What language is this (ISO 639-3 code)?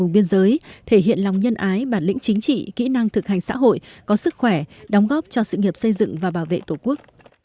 vie